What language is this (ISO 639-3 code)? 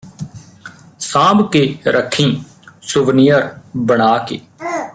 pan